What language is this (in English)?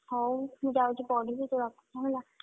Odia